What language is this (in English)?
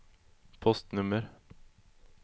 Swedish